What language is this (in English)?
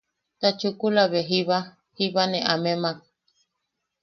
Yaqui